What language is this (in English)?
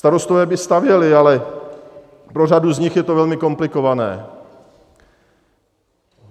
Czech